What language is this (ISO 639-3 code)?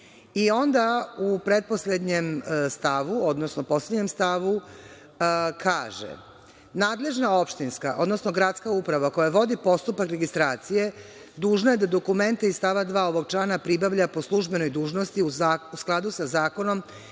srp